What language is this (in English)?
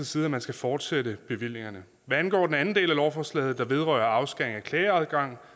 Danish